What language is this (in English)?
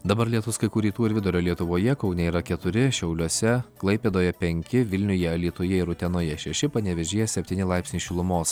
Lithuanian